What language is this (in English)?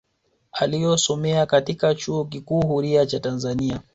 Swahili